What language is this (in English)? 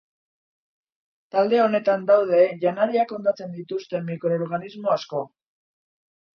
Basque